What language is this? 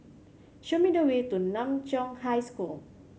English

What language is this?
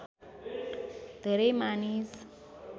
Nepali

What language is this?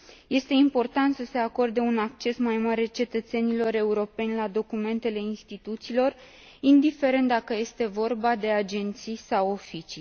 Romanian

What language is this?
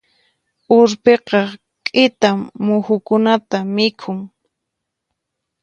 Puno Quechua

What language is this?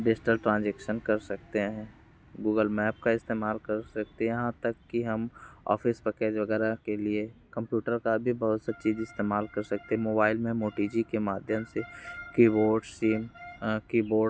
Hindi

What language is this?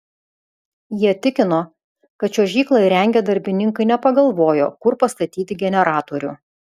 Lithuanian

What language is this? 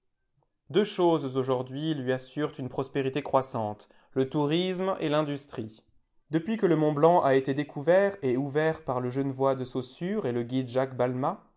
French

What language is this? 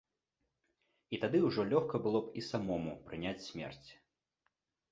Belarusian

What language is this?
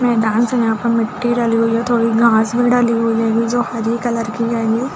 Hindi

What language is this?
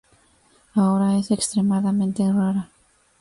Spanish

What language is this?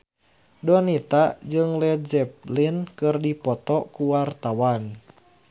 Sundanese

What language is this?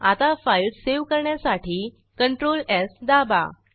Marathi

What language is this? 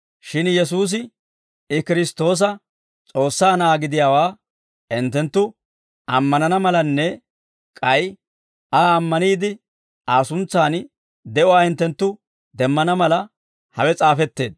Dawro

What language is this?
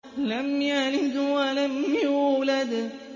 Arabic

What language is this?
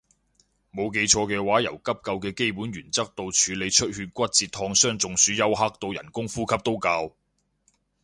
Cantonese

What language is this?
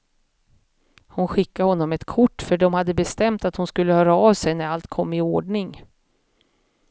Swedish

